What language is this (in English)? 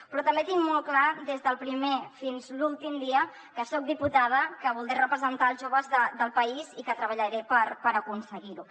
Catalan